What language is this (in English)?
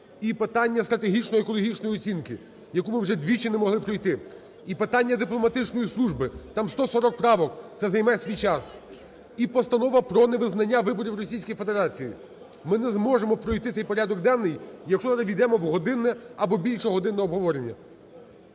Ukrainian